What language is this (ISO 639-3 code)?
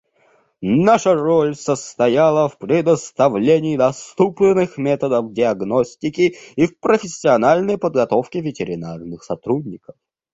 rus